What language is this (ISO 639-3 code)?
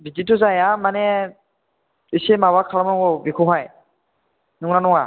brx